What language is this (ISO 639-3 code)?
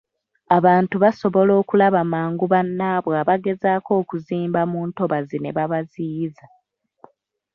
lug